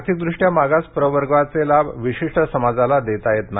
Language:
Marathi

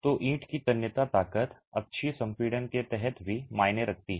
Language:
Hindi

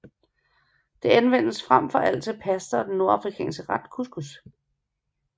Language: Danish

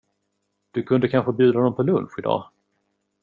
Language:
Swedish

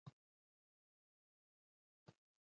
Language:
Pashto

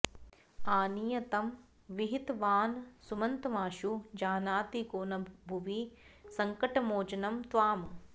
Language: Sanskrit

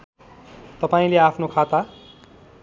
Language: Nepali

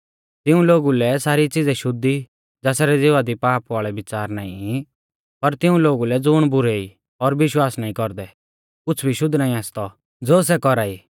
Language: Mahasu Pahari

